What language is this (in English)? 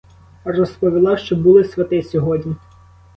Ukrainian